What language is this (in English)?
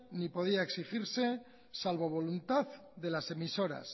Spanish